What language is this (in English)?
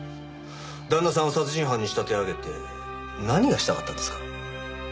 Japanese